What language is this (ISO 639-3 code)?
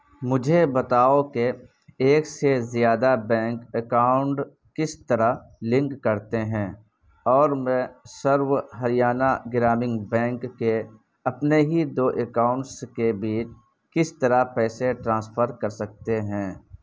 urd